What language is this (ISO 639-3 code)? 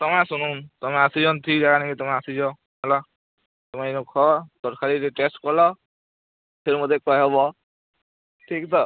ori